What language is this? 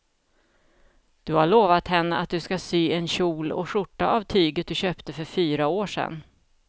Swedish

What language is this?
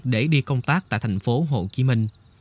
Vietnamese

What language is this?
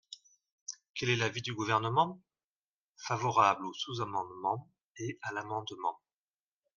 French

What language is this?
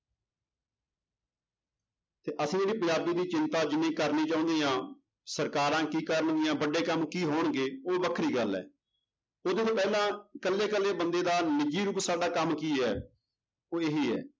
Punjabi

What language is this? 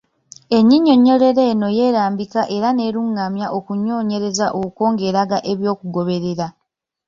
Ganda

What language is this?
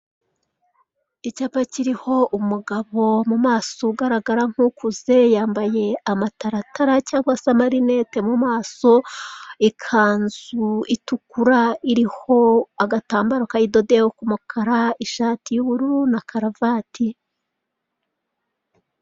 Kinyarwanda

